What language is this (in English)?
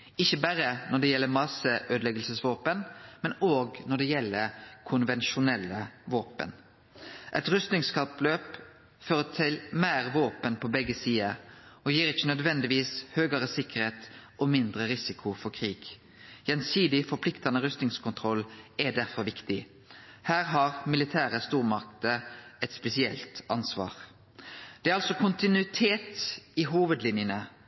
Norwegian Nynorsk